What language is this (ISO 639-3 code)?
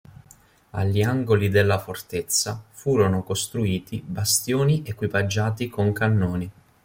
ita